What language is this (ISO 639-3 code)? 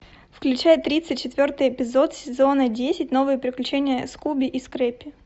rus